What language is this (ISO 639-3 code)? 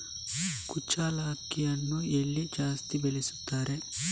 kan